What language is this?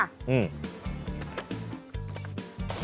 Thai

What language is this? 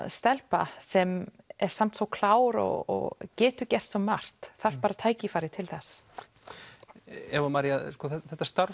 Icelandic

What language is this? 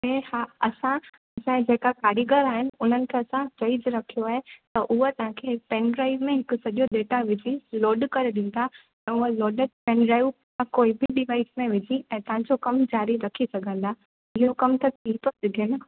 Sindhi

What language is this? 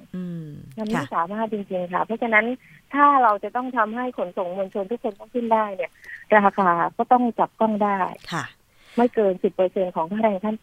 Thai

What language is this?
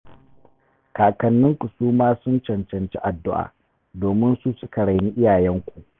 Hausa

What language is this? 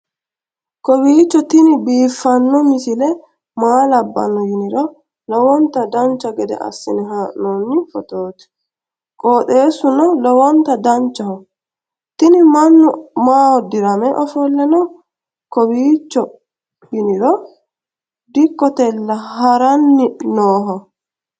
Sidamo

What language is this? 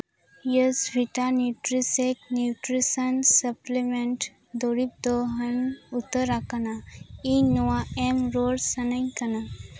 Santali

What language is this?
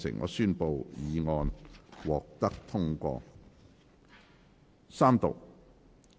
Cantonese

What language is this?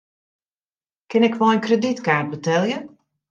Western Frisian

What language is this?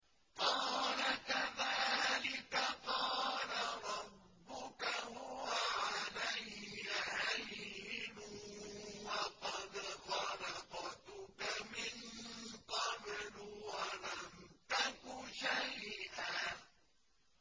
Arabic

